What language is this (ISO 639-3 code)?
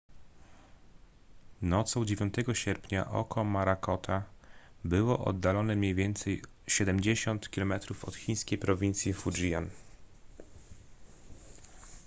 pol